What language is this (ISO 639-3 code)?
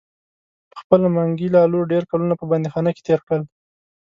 pus